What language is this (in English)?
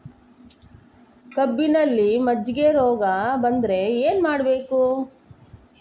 Kannada